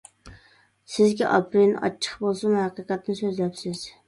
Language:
Uyghur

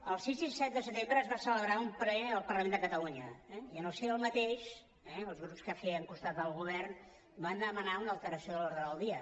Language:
Catalan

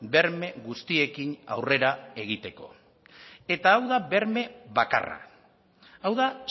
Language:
Basque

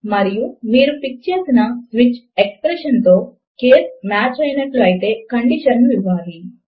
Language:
Telugu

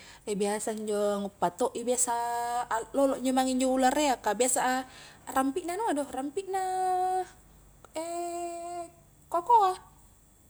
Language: Highland Konjo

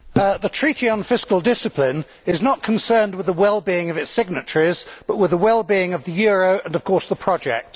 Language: English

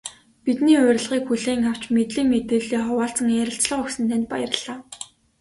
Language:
Mongolian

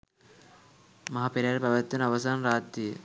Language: Sinhala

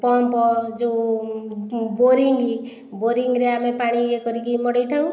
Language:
Odia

